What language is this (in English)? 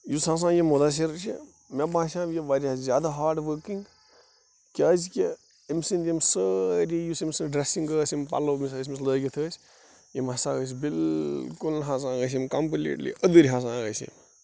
Kashmiri